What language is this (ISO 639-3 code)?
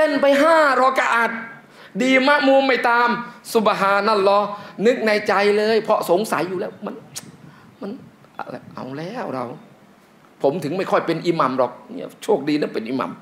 tha